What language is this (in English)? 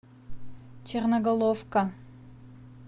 Russian